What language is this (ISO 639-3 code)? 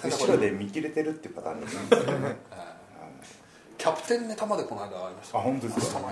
jpn